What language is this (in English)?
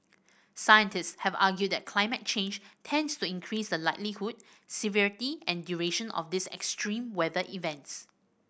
English